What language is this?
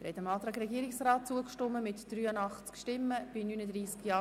Swiss German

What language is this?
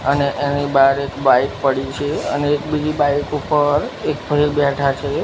Gujarati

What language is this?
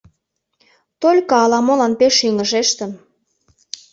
Mari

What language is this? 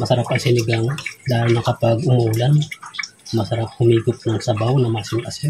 Filipino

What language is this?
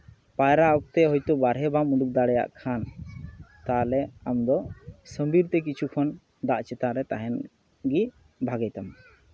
Santali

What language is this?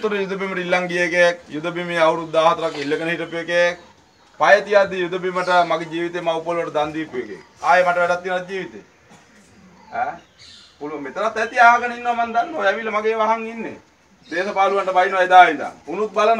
Dutch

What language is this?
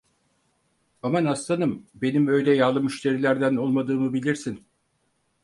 Turkish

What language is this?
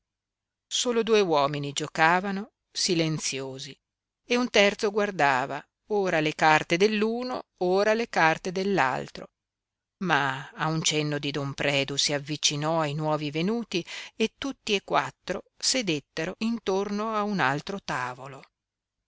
Italian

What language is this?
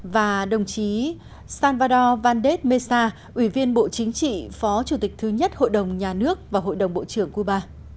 Vietnamese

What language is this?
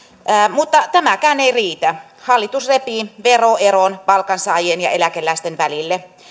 Finnish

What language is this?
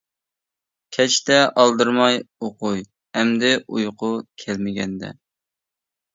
Uyghur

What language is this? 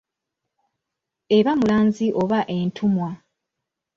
Ganda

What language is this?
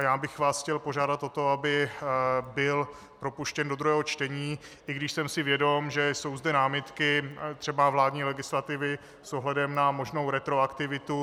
Czech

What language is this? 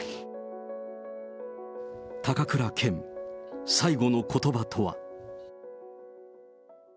Japanese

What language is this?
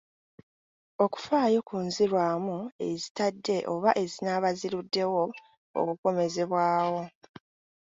Ganda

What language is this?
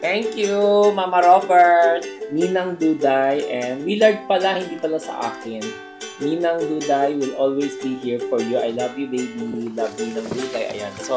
Filipino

